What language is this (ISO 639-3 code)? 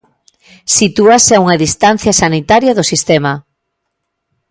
glg